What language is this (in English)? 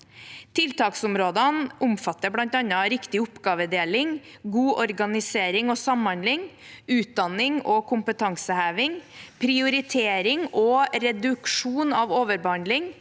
Norwegian